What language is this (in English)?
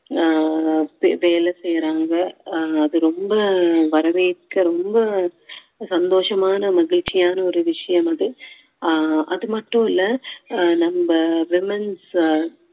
Tamil